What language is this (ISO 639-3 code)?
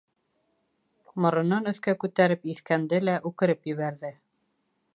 bak